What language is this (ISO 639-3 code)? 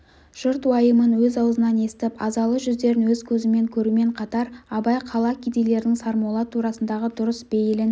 kaz